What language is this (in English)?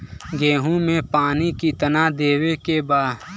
Bhojpuri